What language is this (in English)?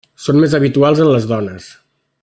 Catalan